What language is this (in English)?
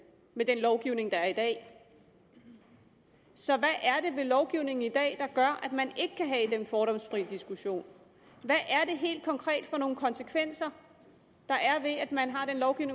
Danish